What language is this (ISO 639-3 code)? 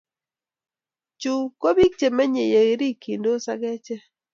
kln